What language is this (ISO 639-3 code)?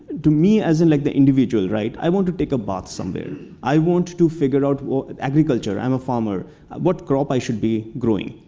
eng